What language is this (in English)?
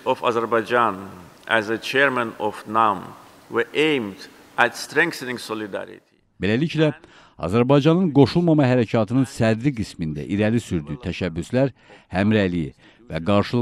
Turkish